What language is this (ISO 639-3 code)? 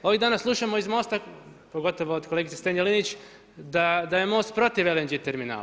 hrv